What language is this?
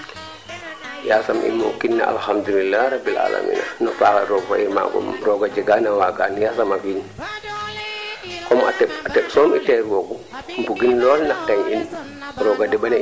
Serer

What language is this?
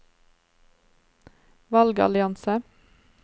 Norwegian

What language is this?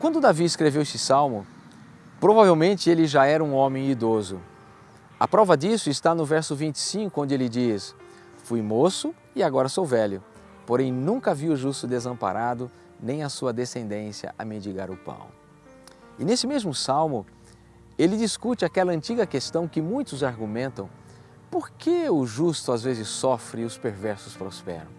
Portuguese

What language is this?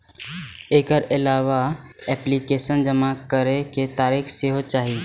Maithili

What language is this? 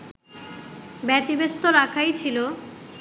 Bangla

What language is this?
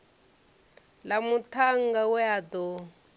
Venda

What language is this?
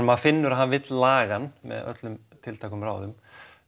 Icelandic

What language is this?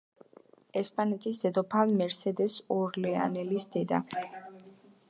Georgian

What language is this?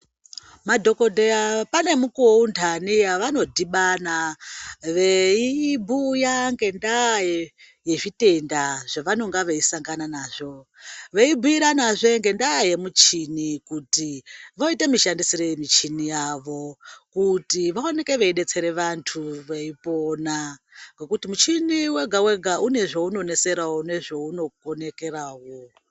Ndau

